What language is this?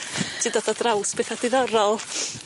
Welsh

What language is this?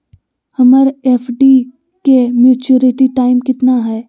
Magahi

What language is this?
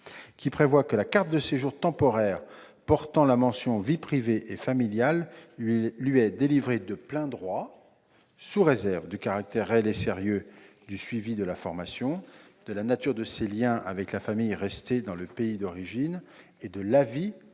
French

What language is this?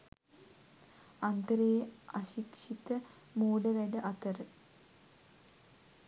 Sinhala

